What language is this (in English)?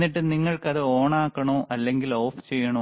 Malayalam